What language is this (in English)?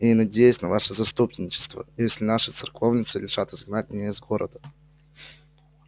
Russian